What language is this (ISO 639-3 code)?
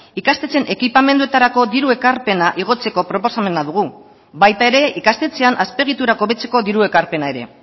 eus